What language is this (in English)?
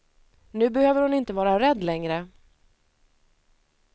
Swedish